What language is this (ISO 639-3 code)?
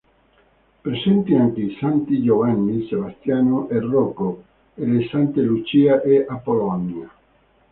ita